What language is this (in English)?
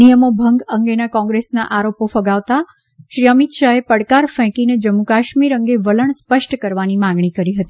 Gujarati